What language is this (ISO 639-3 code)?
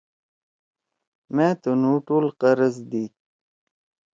trw